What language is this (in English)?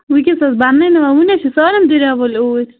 Kashmiri